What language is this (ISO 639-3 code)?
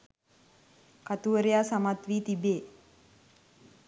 sin